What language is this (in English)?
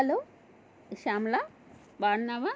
Telugu